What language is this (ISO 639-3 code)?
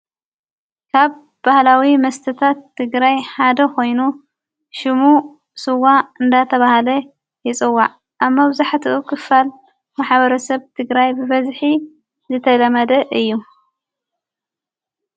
tir